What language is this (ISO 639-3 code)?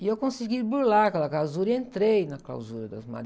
por